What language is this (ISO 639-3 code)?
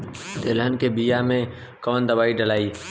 bho